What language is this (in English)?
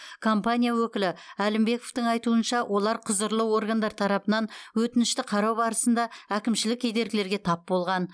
Kazakh